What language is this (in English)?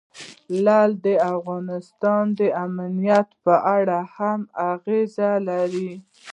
Pashto